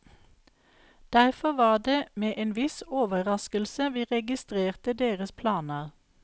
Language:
Norwegian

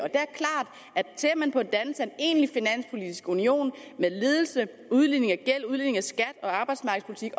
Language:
Danish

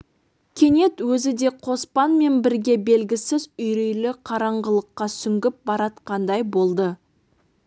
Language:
Kazakh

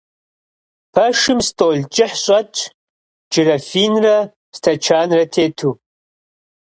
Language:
Kabardian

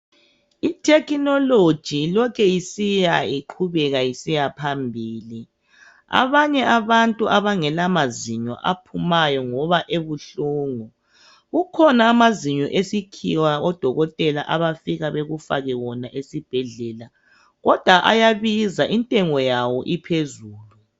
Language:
North Ndebele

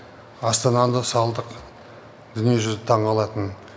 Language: Kazakh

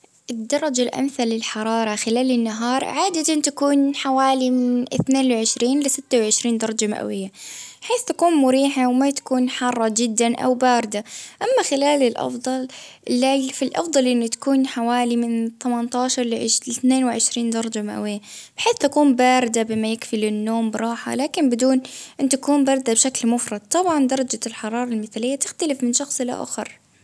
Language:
Baharna Arabic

